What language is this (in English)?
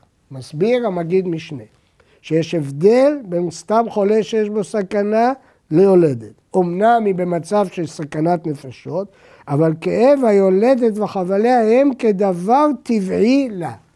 Hebrew